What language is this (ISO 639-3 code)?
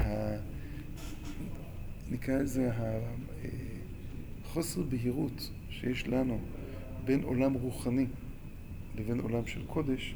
heb